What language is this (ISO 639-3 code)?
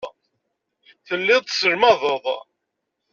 kab